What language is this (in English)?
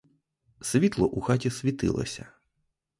Ukrainian